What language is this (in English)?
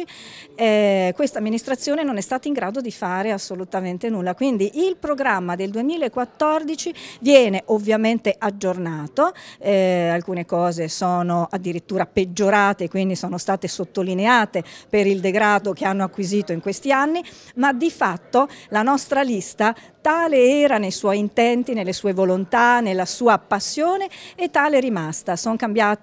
Italian